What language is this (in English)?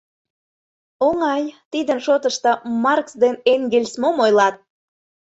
Mari